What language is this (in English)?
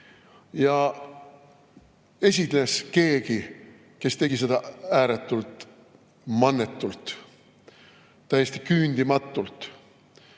Estonian